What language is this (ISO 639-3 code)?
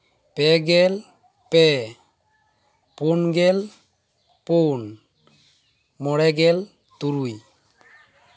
sat